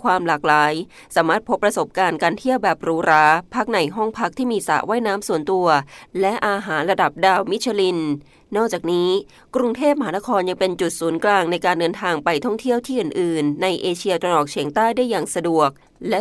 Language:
Thai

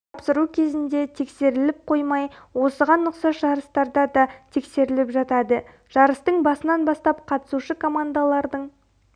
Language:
Kazakh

